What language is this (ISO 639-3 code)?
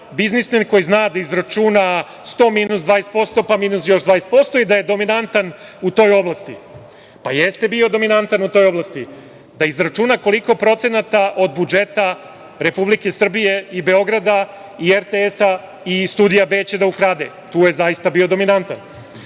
srp